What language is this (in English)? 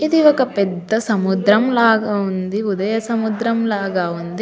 Telugu